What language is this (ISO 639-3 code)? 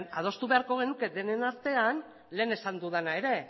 eus